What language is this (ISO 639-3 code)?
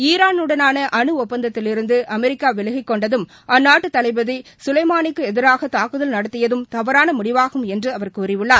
tam